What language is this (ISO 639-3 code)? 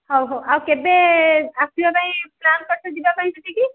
ori